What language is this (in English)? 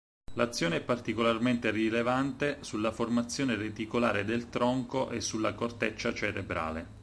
Italian